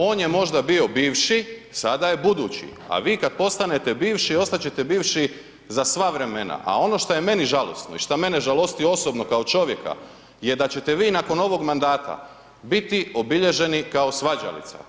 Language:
Croatian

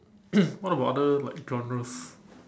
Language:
English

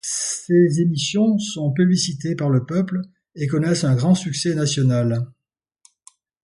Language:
French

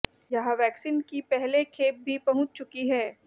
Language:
Hindi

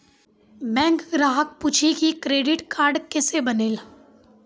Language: Maithili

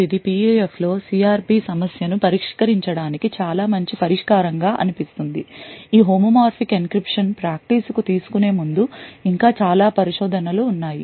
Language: Telugu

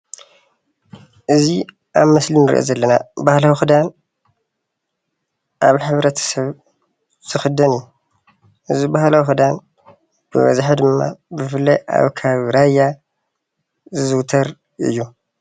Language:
Tigrinya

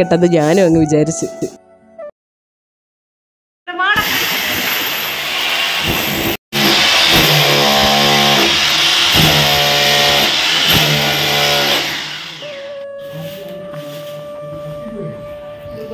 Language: Romanian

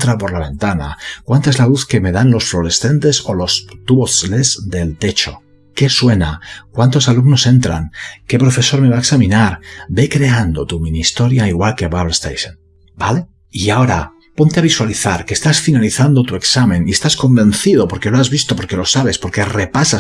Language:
Spanish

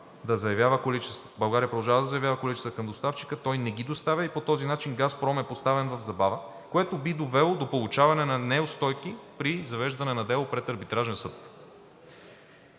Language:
Bulgarian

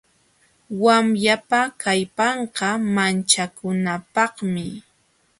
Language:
Jauja Wanca Quechua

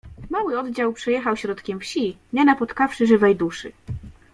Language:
Polish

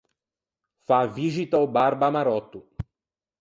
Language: Ligurian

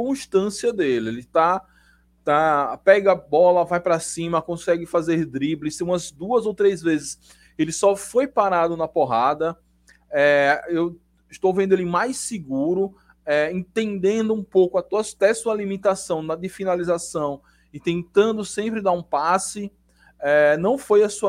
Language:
Portuguese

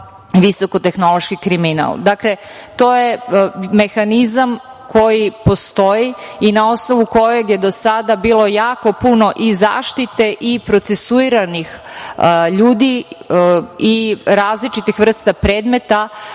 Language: Serbian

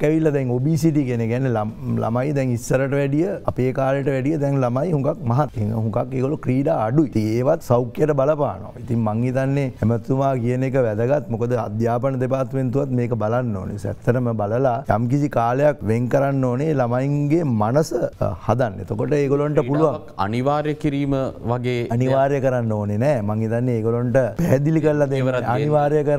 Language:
Hindi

